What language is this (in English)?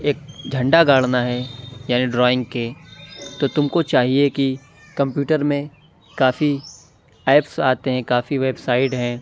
Urdu